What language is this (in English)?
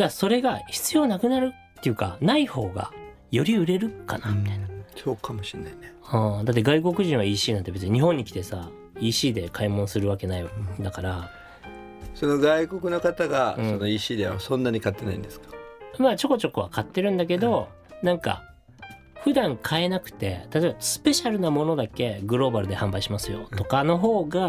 Japanese